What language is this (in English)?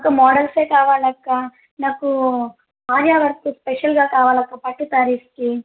Telugu